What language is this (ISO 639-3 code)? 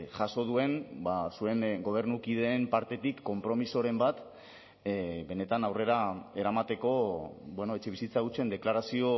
eus